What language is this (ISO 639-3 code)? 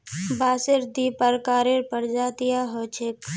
mag